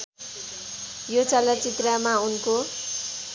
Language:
Nepali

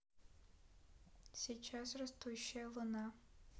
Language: Russian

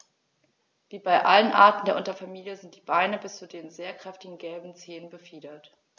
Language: German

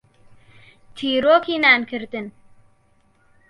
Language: Central Kurdish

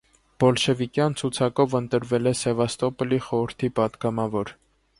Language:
Armenian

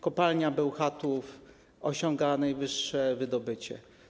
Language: Polish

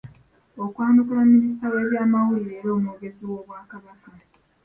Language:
Ganda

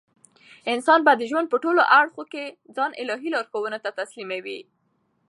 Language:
Pashto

